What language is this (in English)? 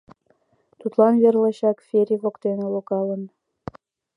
Mari